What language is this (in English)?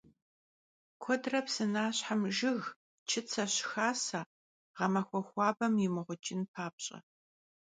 Kabardian